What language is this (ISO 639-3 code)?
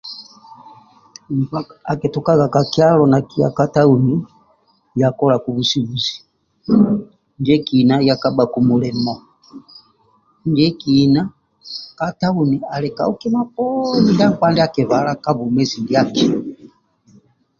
rwm